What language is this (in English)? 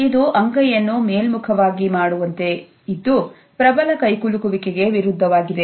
Kannada